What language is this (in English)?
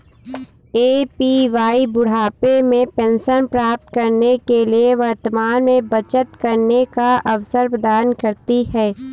Hindi